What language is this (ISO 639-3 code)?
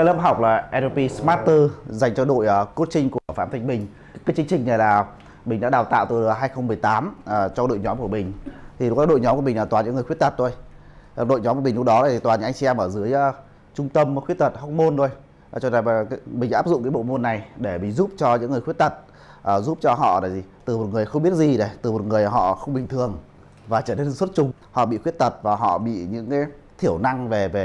vie